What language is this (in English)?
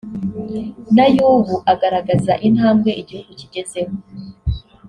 Kinyarwanda